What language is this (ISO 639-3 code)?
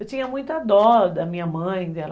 por